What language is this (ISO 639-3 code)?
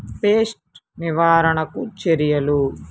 tel